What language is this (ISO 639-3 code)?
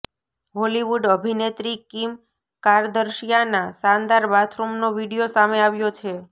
guj